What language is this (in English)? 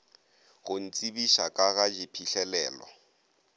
Northern Sotho